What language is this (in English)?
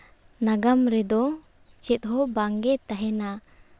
Santali